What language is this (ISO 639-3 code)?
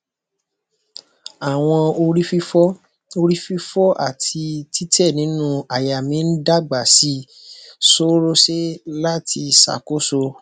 yor